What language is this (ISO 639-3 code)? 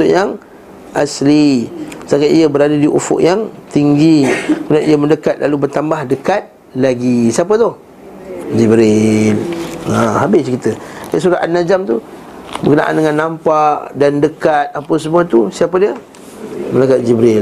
msa